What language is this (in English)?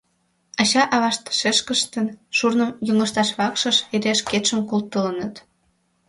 Mari